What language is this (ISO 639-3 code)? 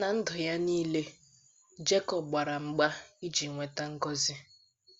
ibo